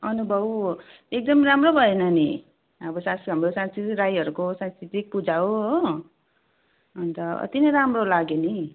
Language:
Nepali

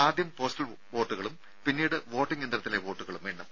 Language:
Malayalam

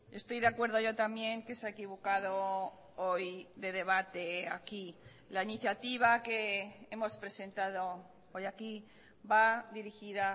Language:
Spanish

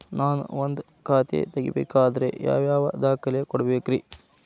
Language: Kannada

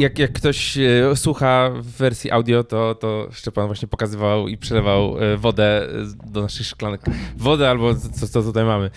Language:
Polish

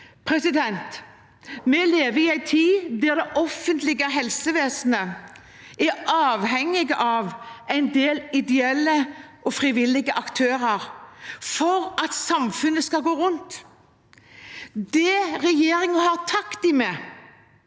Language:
Norwegian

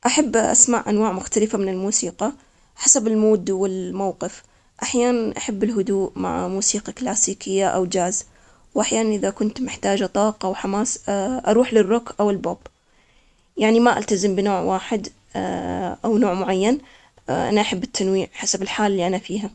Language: Omani Arabic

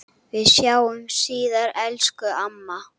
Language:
Icelandic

